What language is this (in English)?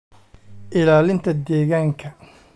Somali